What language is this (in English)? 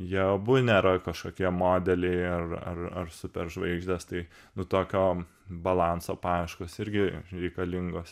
Lithuanian